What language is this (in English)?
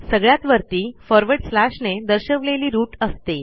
Marathi